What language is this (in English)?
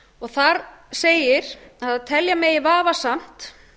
Icelandic